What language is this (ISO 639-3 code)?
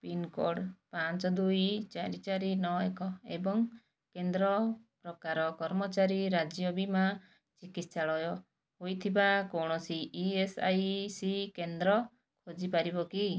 ori